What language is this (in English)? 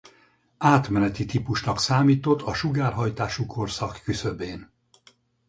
Hungarian